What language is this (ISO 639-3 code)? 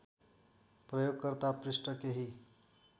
nep